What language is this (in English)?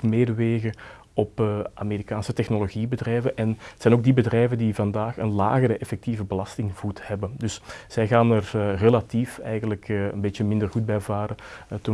Dutch